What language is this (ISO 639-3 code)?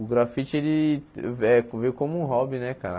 por